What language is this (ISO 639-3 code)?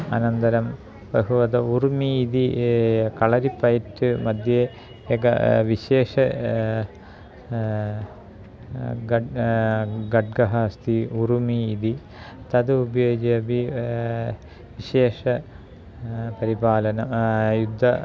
san